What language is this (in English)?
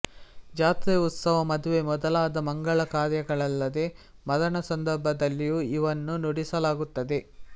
Kannada